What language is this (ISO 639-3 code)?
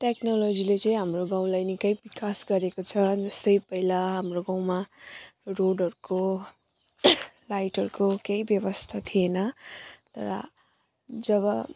nep